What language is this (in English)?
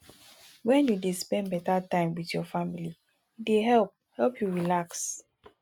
Nigerian Pidgin